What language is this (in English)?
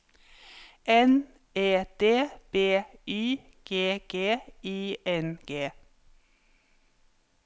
Norwegian